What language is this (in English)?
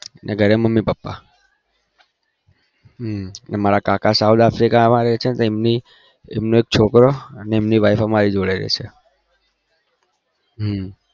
Gujarati